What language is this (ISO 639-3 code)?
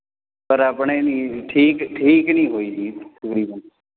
pan